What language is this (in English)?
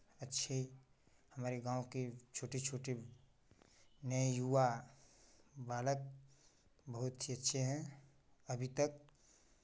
Hindi